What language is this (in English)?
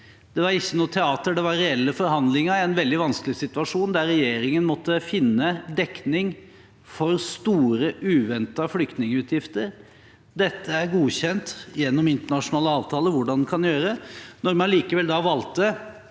Norwegian